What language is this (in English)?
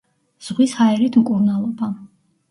Georgian